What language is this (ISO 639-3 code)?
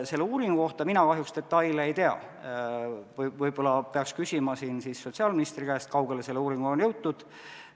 est